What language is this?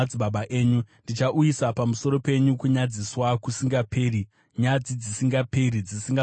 Shona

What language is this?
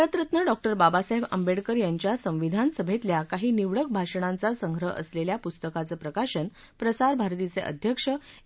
Marathi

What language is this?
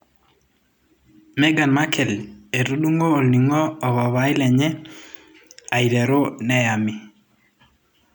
Masai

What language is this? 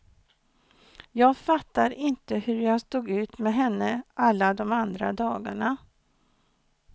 Swedish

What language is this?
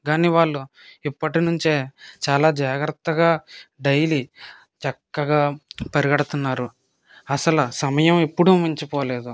Telugu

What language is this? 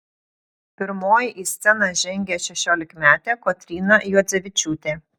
Lithuanian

